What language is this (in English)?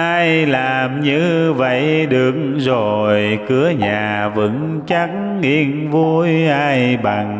Vietnamese